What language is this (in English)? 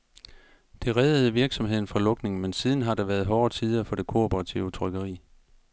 Danish